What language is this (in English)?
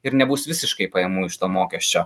Lithuanian